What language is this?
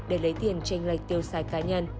Vietnamese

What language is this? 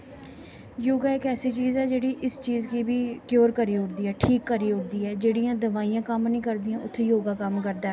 Dogri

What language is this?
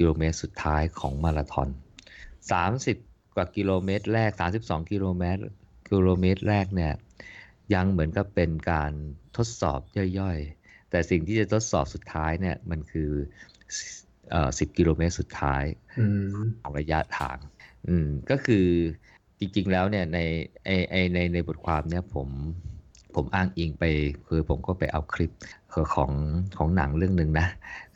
Thai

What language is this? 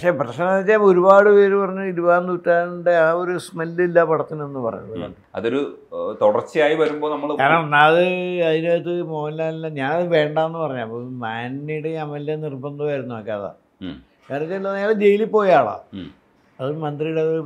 Malayalam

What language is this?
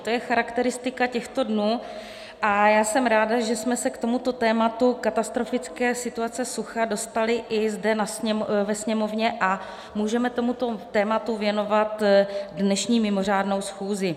Czech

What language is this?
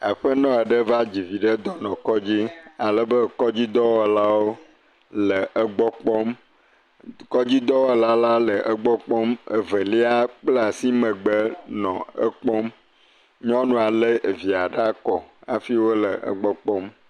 Ewe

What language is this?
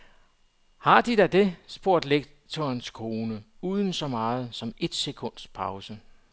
Danish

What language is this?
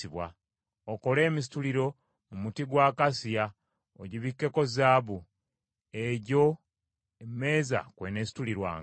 Ganda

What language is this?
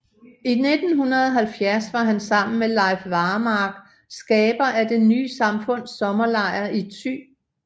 Danish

